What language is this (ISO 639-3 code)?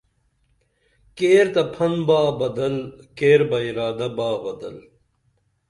dml